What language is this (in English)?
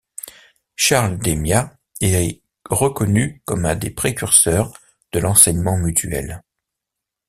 French